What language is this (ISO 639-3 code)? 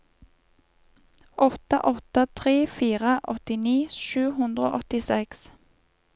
nor